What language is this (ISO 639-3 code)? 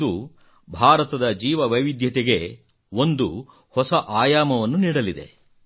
kan